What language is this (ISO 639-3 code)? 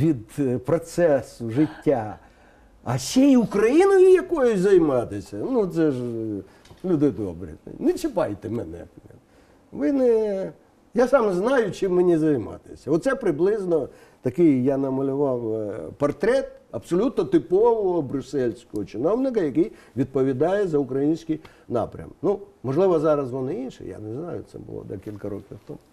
ukr